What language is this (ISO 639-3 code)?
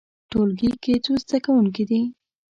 pus